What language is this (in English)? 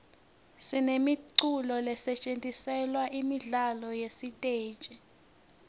Swati